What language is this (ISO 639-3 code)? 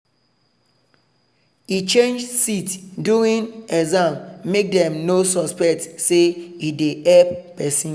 pcm